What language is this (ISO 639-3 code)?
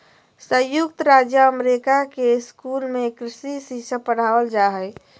mag